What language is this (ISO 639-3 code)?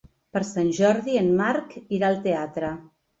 cat